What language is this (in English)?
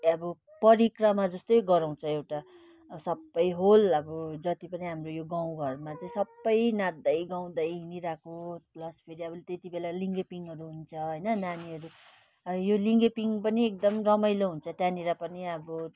Nepali